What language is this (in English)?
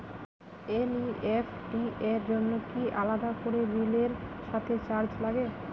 Bangla